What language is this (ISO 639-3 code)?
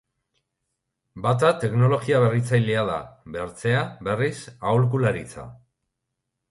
eus